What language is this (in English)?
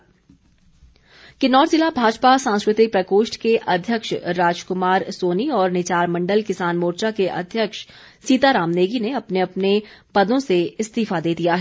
Hindi